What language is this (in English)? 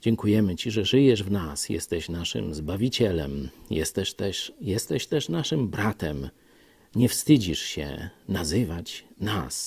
Polish